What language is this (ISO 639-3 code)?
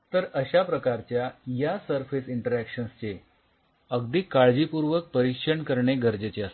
mar